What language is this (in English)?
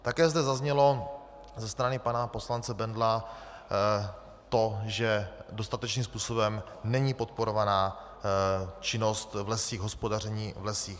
Czech